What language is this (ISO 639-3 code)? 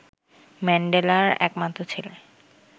ben